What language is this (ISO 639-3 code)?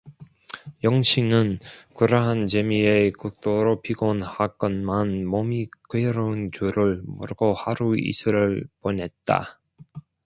kor